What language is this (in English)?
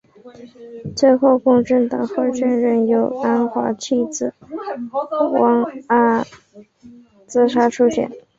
Chinese